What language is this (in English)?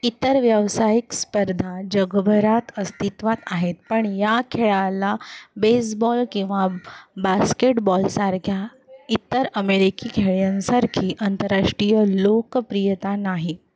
Marathi